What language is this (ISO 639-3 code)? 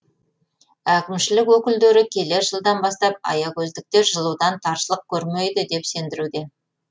kaz